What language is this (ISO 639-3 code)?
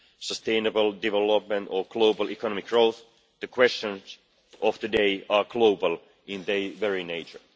eng